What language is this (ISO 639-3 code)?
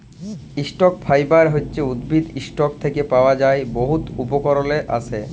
ben